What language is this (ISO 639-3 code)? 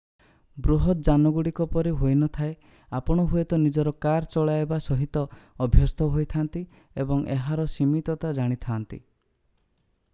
ori